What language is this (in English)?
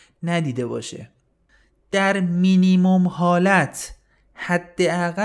Persian